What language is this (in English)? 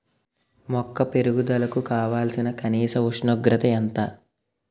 Telugu